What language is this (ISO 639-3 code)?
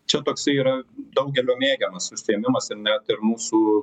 lit